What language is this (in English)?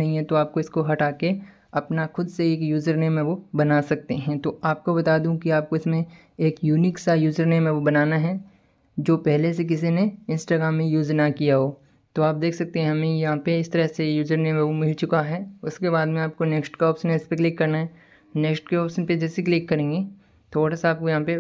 Hindi